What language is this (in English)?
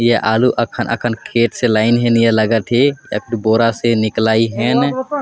Sadri